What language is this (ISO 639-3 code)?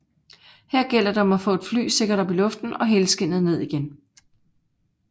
dan